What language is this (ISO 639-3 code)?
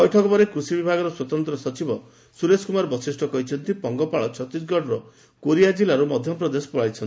ori